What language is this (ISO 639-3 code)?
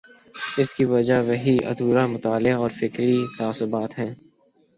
urd